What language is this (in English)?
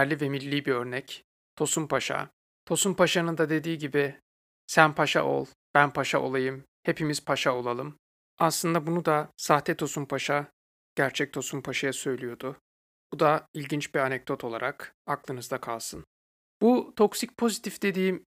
Turkish